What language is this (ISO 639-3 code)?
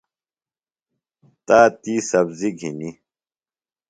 phl